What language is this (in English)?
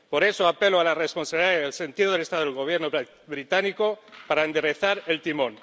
Spanish